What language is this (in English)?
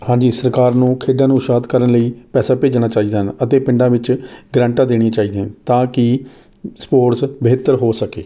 Punjabi